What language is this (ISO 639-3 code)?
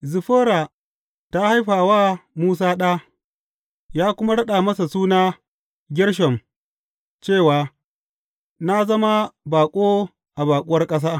hau